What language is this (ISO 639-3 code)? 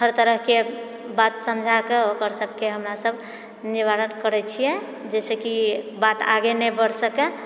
mai